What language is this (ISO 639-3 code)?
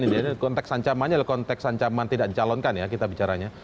ind